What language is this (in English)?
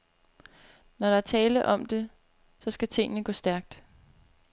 Danish